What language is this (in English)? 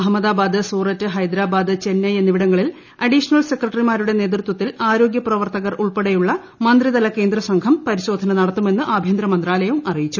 Malayalam